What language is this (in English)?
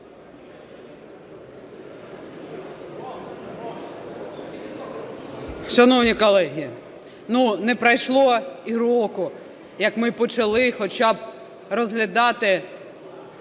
Ukrainian